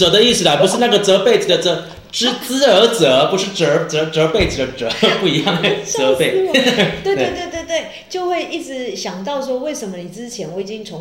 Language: Chinese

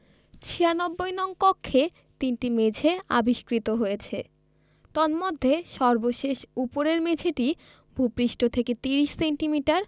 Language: Bangla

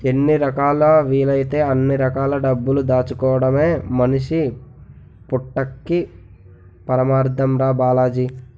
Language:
Telugu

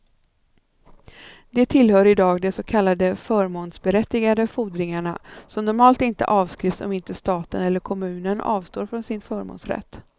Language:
Swedish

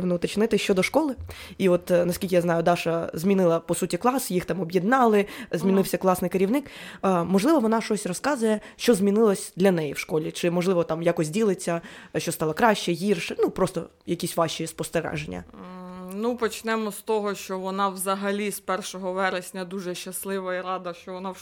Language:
Ukrainian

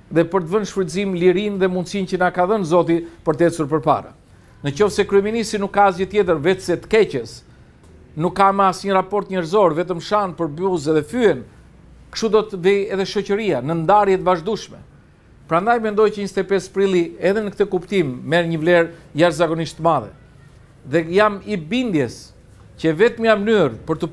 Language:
Romanian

